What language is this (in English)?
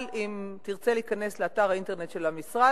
Hebrew